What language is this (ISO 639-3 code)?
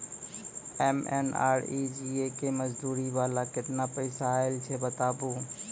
mai